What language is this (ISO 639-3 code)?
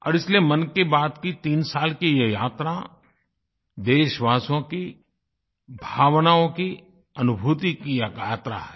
hin